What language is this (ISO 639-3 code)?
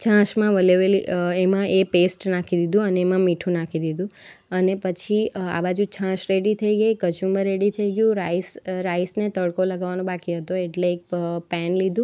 guj